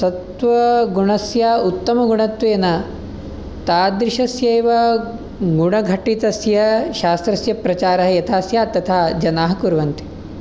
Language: Sanskrit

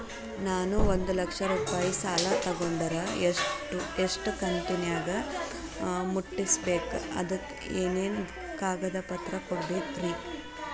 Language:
Kannada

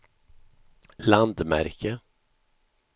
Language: Swedish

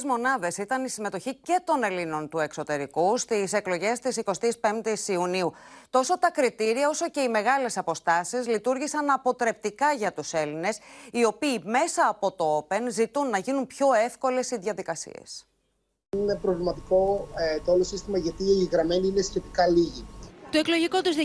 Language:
Greek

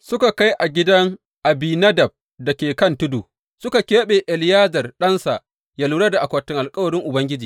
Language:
Hausa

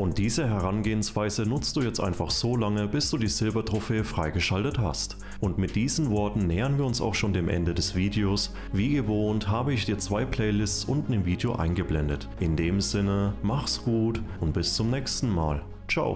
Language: German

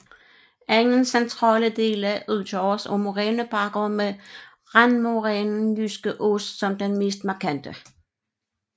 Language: Danish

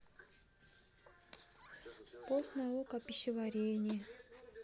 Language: Russian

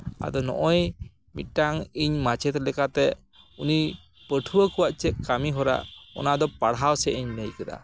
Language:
Santali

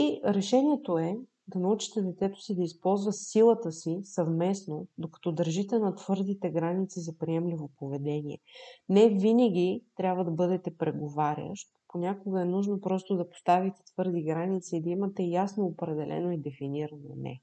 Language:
Bulgarian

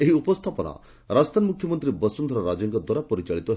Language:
Odia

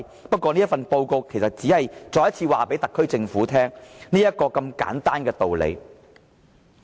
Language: Cantonese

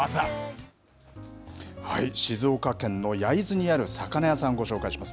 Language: Japanese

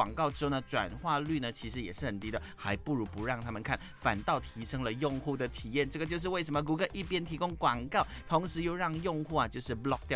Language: Chinese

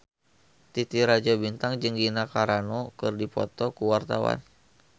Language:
Sundanese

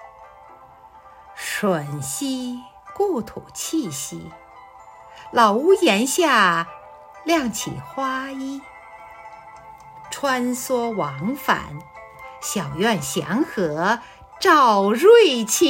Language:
Chinese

